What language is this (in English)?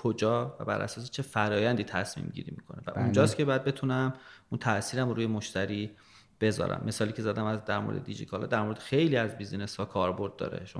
Persian